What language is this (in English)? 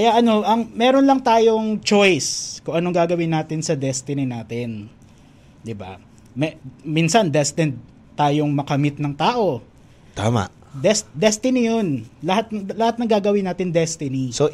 Filipino